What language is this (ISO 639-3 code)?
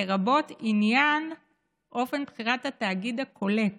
heb